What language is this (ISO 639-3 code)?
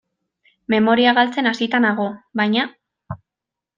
eus